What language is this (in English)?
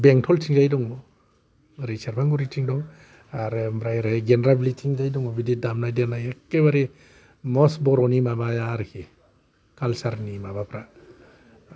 Bodo